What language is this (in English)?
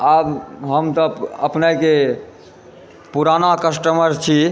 Maithili